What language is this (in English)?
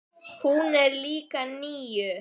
Icelandic